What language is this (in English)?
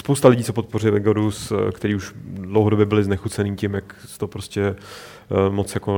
Czech